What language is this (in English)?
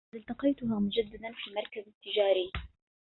Arabic